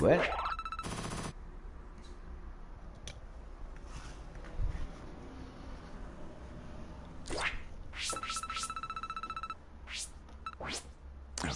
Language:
Spanish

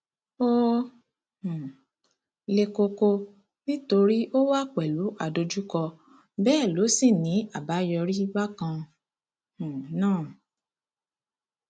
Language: Yoruba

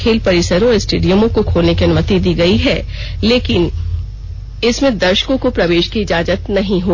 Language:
Hindi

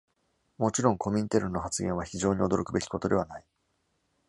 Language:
Japanese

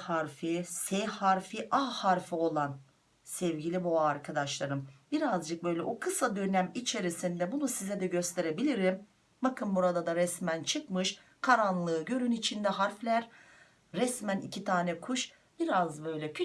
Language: Turkish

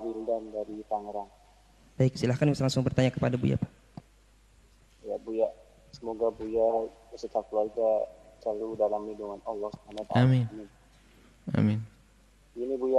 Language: Indonesian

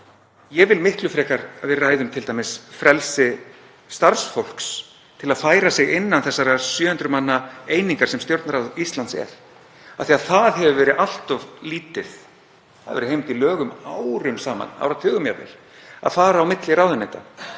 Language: Icelandic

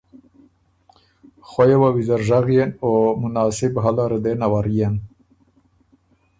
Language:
Ormuri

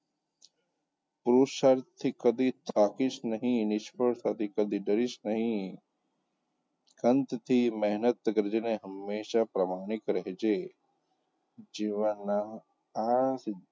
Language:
Gujarati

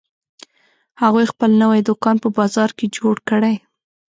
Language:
Pashto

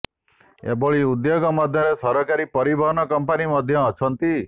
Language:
Odia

